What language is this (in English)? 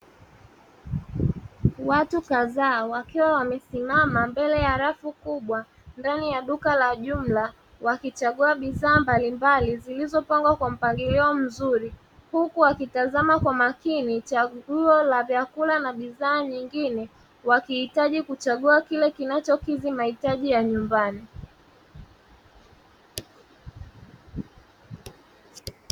Swahili